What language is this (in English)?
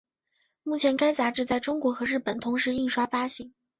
Chinese